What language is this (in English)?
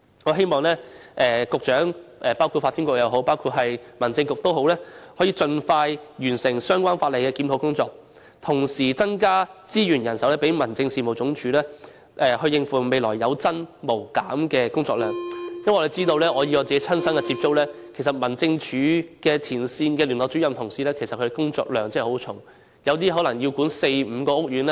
Cantonese